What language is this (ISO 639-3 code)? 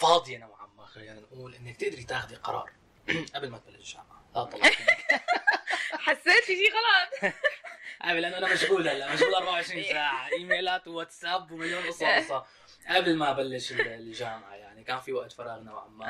ara